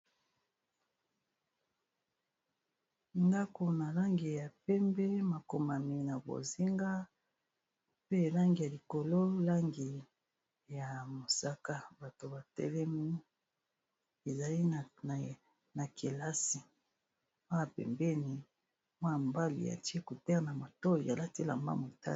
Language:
Lingala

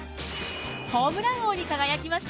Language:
Japanese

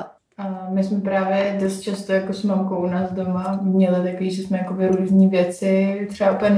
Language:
Czech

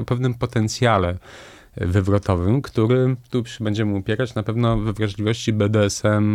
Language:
Polish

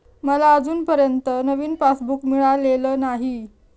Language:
Marathi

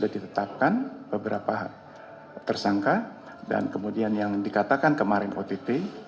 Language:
Indonesian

